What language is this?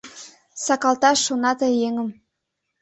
Mari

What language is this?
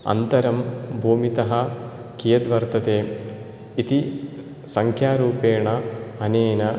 Sanskrit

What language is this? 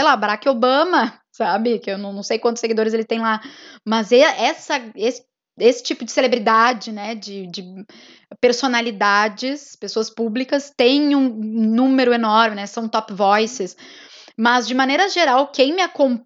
Portuguese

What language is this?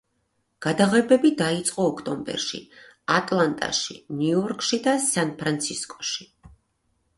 Georgian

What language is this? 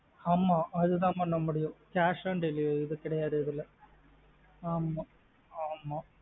Tamil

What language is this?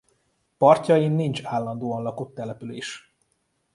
Hungarian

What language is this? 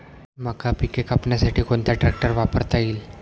Marathi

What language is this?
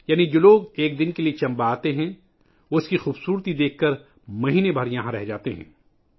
Urdu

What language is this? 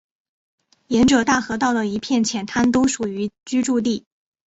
Chinese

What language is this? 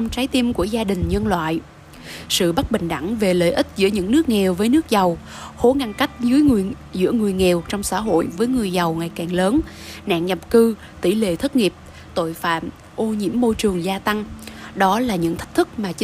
Vietnamese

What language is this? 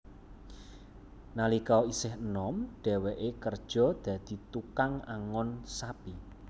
Javanese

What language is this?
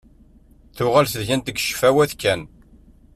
Kabyle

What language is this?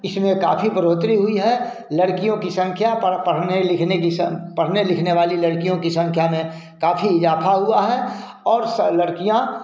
Hindi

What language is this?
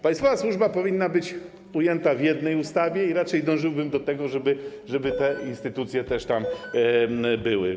Polish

